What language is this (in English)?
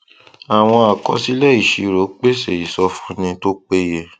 Yoruba